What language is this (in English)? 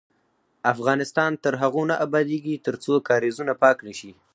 Pashto